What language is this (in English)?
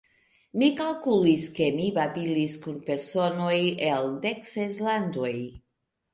Esperanto